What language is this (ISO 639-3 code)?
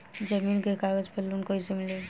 bho